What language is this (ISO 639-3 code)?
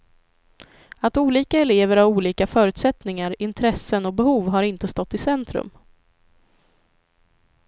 swe